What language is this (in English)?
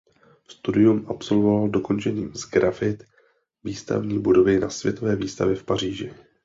Czech